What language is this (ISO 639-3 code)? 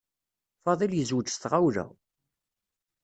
kab